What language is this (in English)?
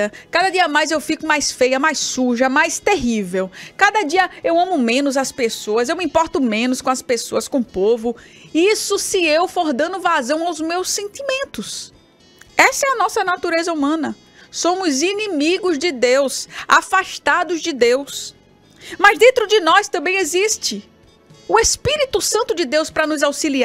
Portuguese